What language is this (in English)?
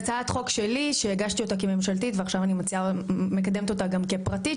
Hebrew